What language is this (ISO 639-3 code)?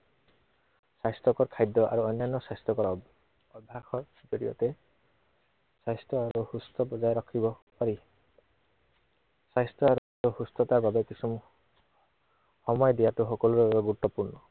asm